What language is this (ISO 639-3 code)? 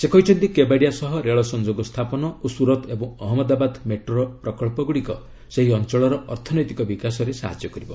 ori